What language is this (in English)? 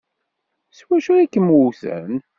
Kabyle